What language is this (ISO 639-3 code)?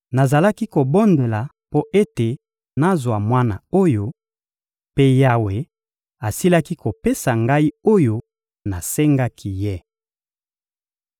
lin